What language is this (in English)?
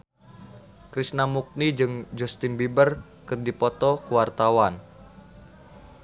Sundanese